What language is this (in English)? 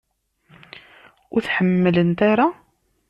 Kabyle